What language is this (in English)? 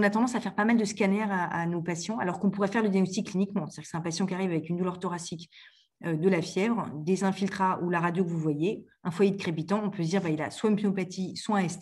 French